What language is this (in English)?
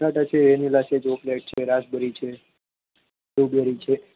Gujarati